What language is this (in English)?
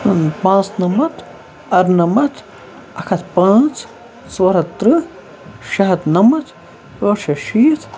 Kashmiri